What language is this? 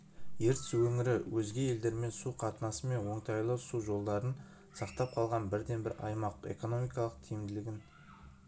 Kazakh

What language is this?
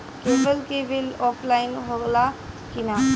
Bhojpuri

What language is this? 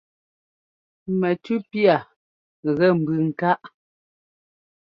Ngomba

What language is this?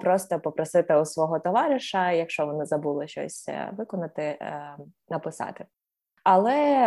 Ukrainian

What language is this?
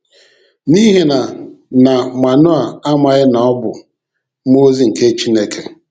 Igbo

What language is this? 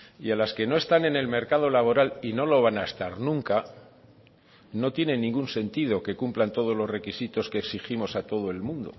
Spanish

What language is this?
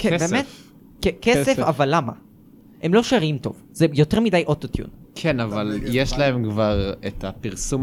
Hebrew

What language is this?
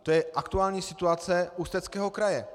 Czech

